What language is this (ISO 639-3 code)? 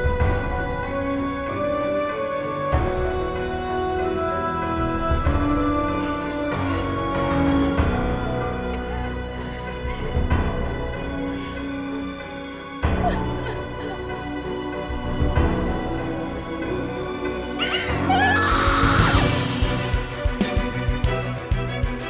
ind